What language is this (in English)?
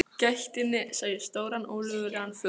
Icelandic